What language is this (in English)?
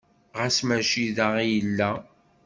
Kabyle